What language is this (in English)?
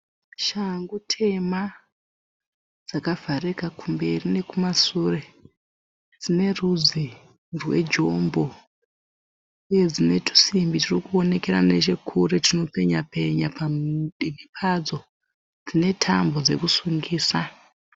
Shona